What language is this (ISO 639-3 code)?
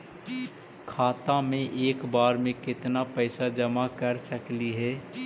mag